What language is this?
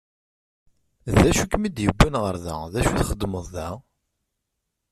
Kabyle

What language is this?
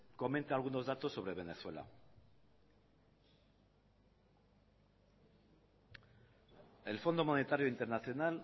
Spanish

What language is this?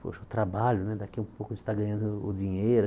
Portuguese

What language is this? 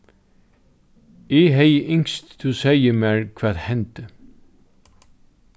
Faroese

